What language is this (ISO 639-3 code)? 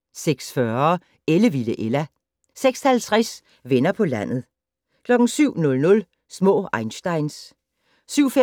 dan